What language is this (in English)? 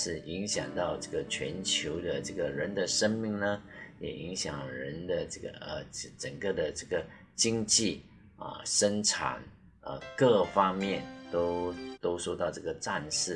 Chinese